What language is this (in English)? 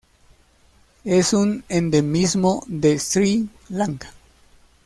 Spanish